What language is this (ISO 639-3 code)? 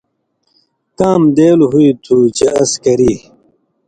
mvy